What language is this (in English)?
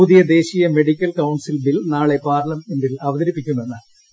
Malayalam